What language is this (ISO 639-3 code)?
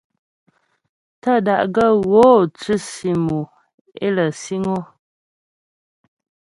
bbj